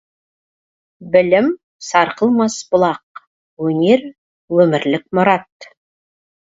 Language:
Kazakh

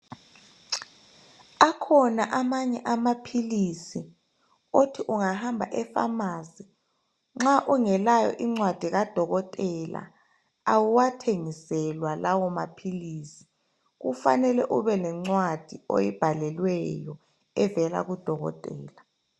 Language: North Ndebele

